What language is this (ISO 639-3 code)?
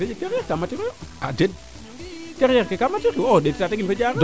srr